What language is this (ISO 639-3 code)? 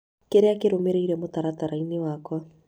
kik